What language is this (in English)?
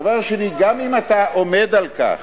Hebrew